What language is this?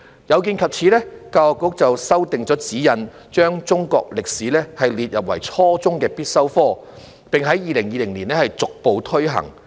Cantonese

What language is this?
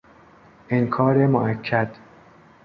Persian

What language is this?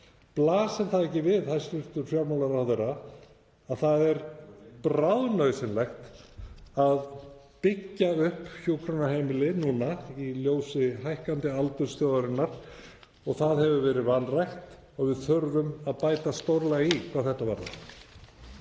Icelandic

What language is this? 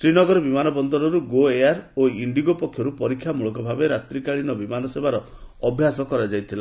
Odia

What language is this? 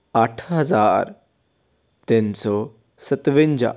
Punjabi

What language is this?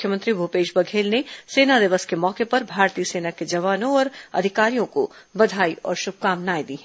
Hindi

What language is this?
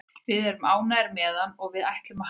Icelandic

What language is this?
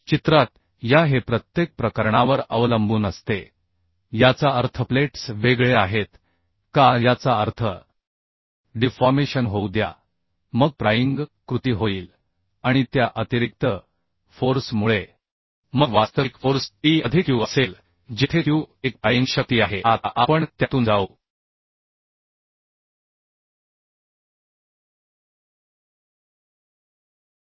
Marathi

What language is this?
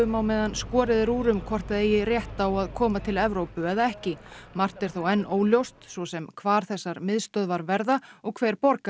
Icelandic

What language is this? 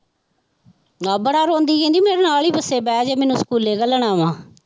Punjabi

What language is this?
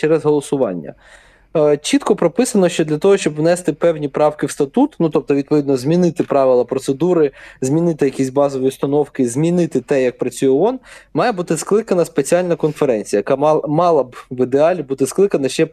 Ukrainian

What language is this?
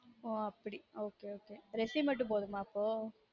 Tamil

